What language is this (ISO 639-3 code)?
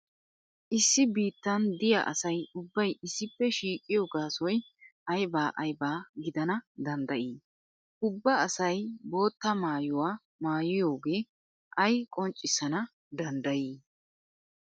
wal